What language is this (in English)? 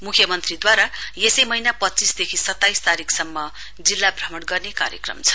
Nepali